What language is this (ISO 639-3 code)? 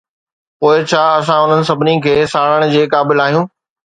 snd